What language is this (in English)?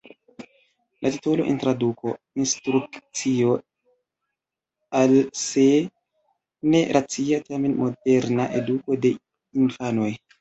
Esperanto